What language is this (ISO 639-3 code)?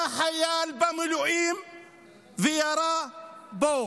heb